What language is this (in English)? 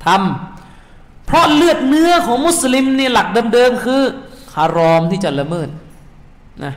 Thai